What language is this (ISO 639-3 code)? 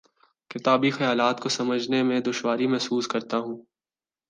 urd